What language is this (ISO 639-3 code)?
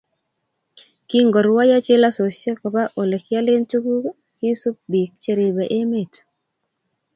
kln